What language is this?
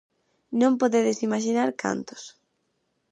Galician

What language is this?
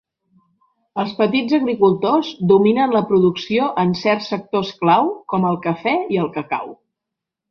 Catalan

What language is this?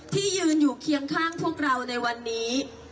Thai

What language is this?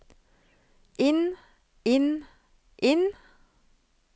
Norwegian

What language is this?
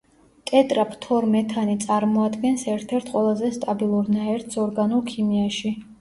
Georgian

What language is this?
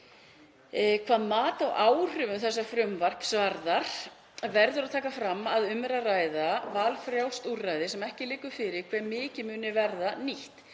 Icelandic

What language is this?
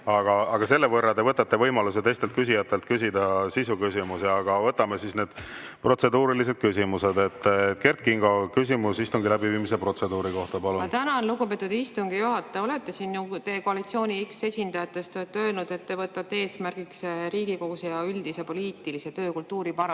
Estonian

